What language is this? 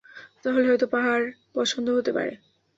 Bangla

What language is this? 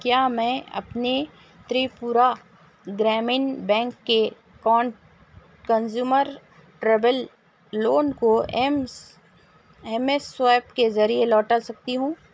Urdu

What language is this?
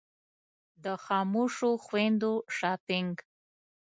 Pashto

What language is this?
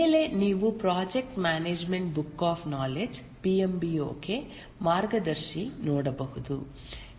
Kannada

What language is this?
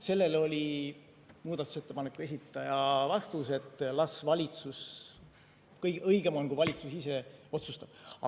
Estonian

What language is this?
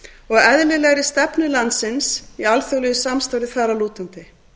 Icelandic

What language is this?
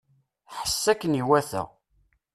Kabyle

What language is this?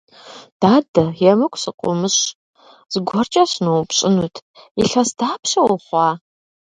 Kabardian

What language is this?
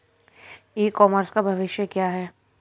Hindi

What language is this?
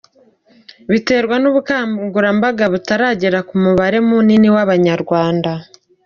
Kinyarwanda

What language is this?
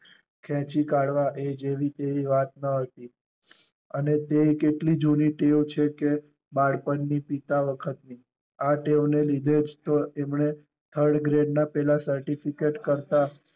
Gujarati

